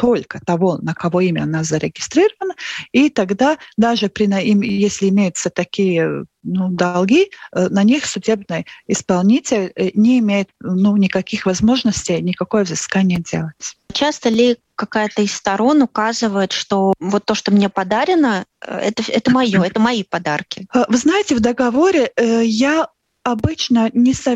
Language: Russian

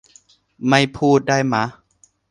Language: Thai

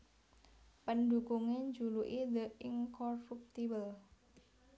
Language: Javanese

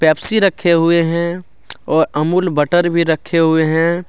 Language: Hindi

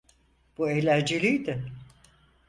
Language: Turkish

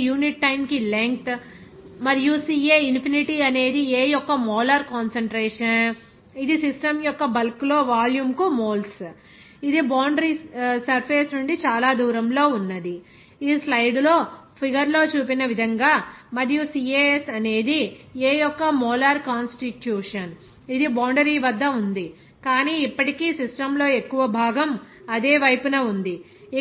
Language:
Telugu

